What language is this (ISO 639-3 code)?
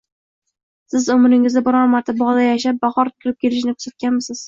uzb